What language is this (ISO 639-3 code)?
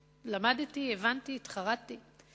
heb